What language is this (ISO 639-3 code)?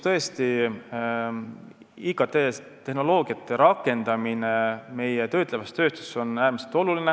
est